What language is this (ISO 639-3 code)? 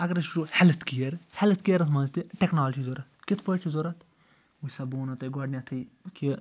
kas